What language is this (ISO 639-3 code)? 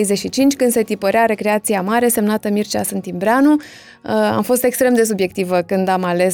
ron